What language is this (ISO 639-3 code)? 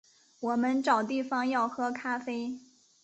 zho